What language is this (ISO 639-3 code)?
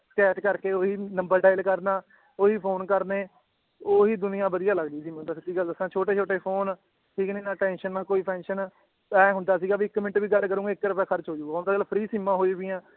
pan